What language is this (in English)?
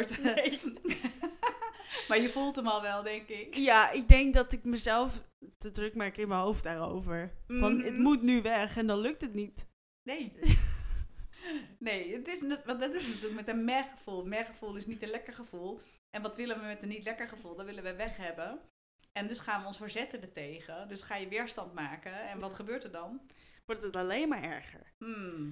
Dutch